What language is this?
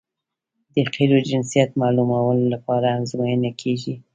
Pashto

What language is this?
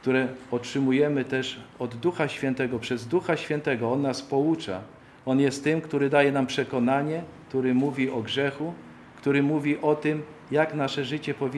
Polish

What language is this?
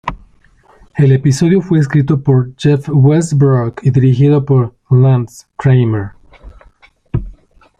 Spanish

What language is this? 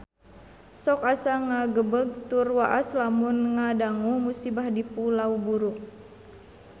Sundanese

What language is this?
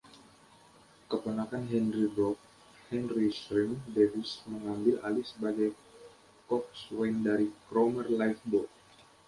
Indonesian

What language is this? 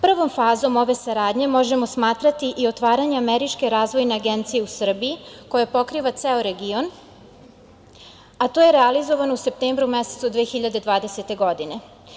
Serbian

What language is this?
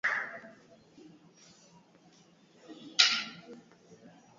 Swahili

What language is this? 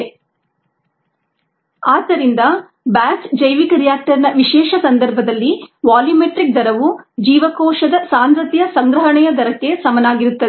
Kannada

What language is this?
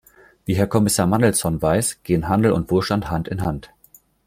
German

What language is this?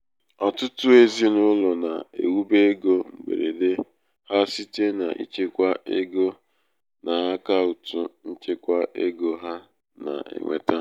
Igbo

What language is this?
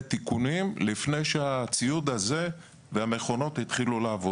Hebrew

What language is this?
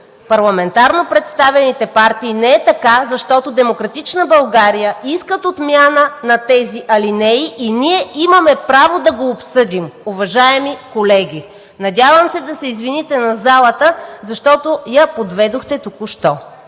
Bulgarian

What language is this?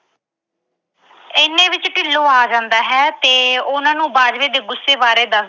Punjabi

